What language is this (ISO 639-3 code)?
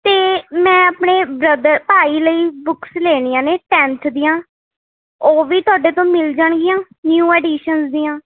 pan